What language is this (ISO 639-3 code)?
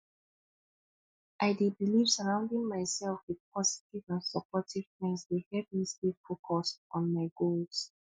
pcm